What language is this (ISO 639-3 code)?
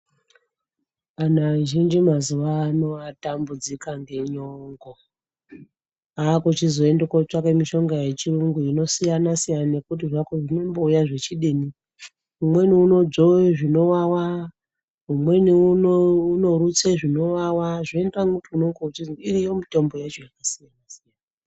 ndc